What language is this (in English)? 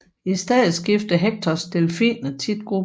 Danish